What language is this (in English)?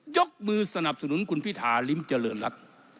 Thai